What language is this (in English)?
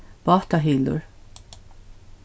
Faroese